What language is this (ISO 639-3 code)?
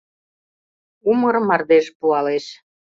chm